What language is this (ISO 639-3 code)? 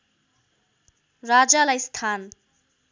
nep